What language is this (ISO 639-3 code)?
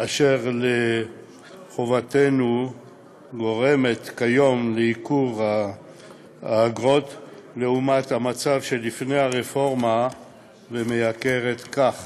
heb